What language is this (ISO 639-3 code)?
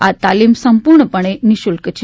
guj